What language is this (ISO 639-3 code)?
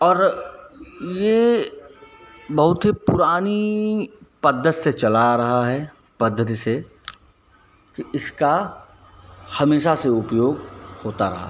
hin